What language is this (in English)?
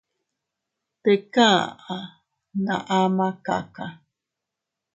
Teutila Cuicatec